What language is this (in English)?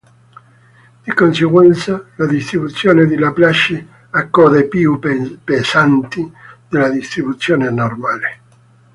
Italian